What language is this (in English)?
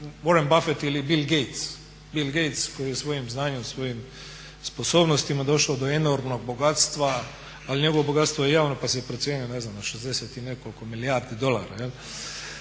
Croatian